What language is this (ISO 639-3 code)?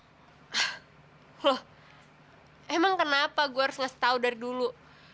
ind